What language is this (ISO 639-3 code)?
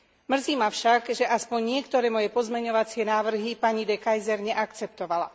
slk